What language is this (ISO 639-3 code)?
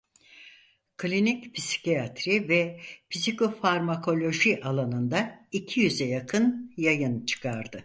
tur